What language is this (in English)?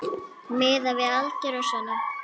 Icelandic